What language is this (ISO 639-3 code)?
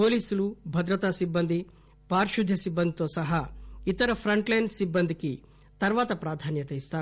tel